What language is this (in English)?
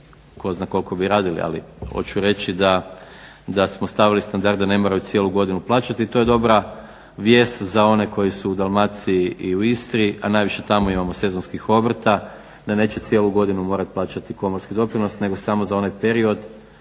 Croatian